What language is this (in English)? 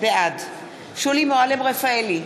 Hebrew